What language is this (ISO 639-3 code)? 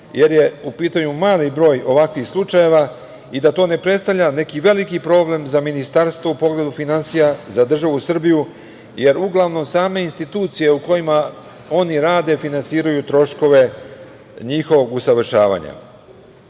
srp